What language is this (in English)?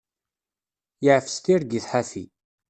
Kabyle